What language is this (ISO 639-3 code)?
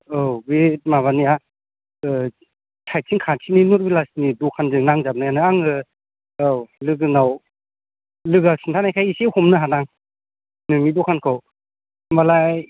brx